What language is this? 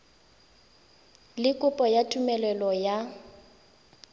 Tswana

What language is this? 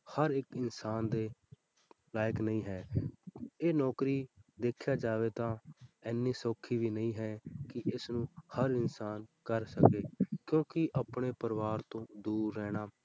Punjabi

